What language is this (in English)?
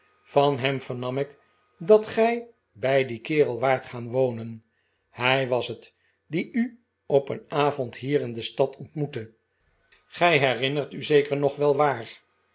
Dutch